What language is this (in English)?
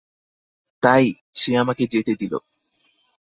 Bangla